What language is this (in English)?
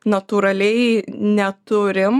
Lithuanian